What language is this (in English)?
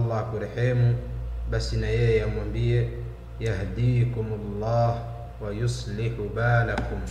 Arabic